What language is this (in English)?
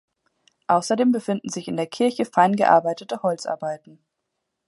German